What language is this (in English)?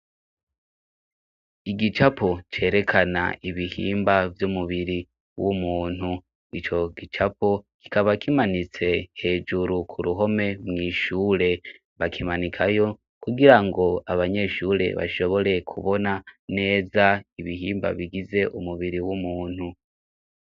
Rundi